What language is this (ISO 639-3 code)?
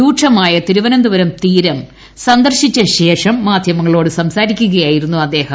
mal